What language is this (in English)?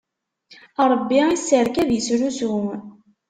Kabyle